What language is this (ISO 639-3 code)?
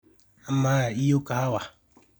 mas